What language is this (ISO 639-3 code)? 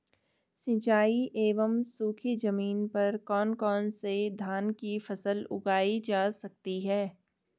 hin